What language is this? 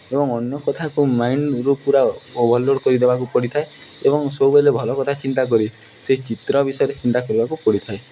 Odia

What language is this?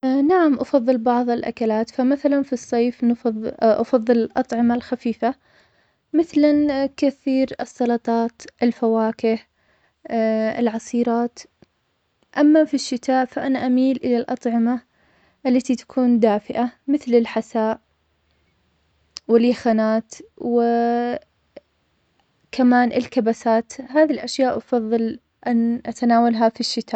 Omani Arabic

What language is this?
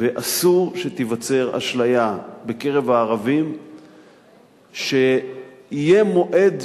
Hebrew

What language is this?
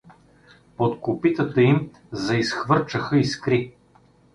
Bulgarian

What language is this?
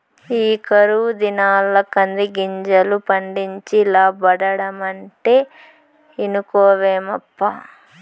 Telugu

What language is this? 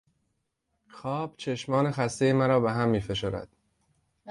Persian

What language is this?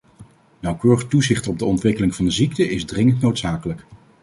Dutch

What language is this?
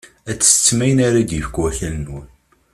Kabyle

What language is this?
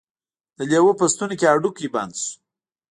Pashto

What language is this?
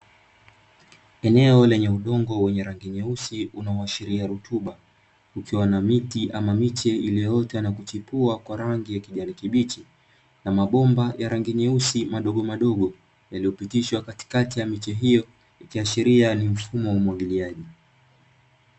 Swahili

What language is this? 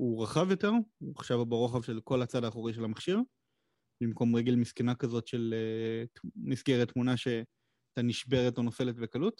Hebrew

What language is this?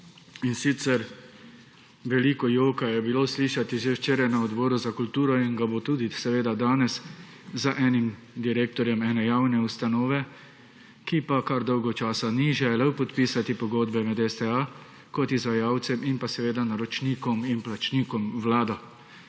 Slovenian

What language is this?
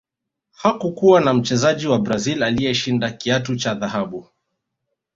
Swahili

